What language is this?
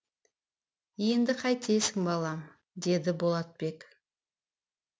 Kazakh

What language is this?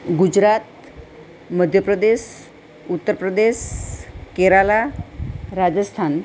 Gujarati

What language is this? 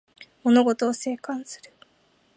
Japanese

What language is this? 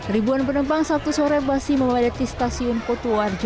Indonesian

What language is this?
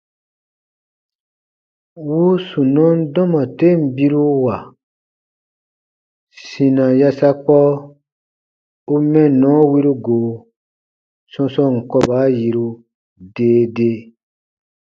Baatonum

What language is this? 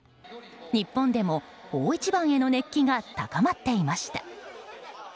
Japanese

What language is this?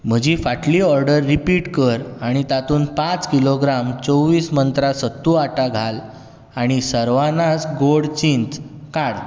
Konkani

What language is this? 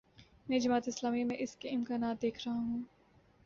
Urdu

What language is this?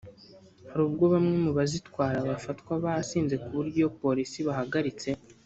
Kinyarwanda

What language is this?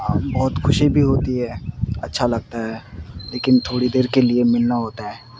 Urdu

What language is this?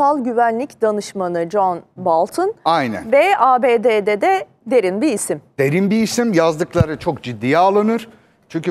Turkish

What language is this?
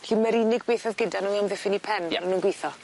Welsh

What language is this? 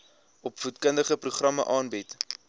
Afrikaans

